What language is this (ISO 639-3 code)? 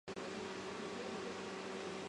zho